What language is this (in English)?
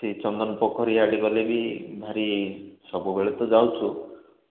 Odia